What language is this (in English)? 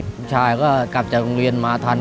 Thai